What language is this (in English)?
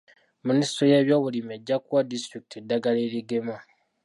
Ganda